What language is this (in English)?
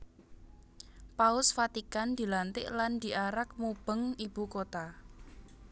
Javanese